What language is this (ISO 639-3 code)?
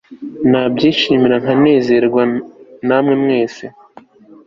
kin